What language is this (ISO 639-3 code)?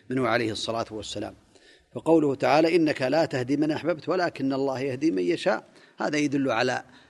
ara